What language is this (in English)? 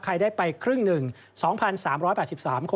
Thai